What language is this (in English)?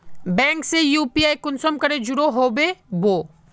Magahi